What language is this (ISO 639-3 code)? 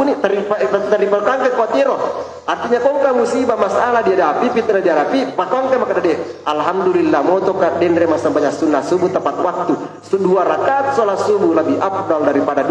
ind